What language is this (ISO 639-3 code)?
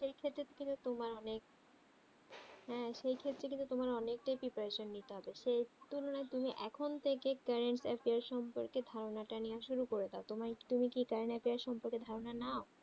ben